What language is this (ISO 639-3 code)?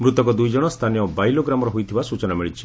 ori